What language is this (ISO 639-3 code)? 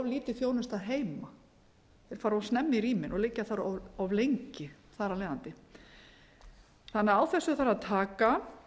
isl